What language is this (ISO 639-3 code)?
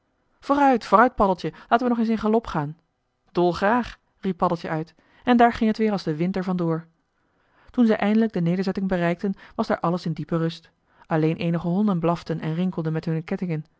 nld